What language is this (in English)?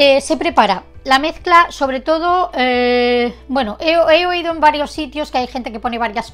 Spanish